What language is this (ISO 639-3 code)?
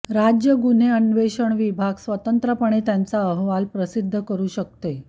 mar